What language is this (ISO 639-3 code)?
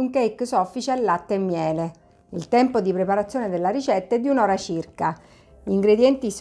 ita